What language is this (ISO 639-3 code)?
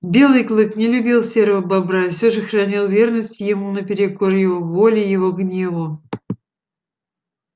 rus